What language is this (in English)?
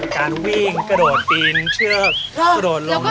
Thai